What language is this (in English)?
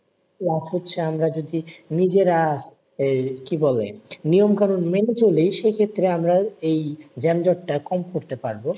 Bangla